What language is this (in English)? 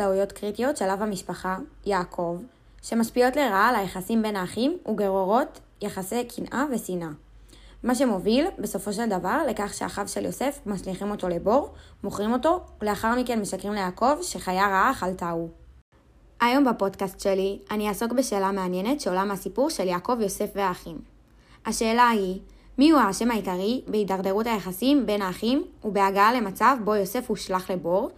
Hebrew